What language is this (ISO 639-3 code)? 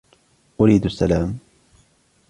ara